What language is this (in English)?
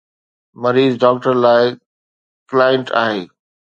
Sindhi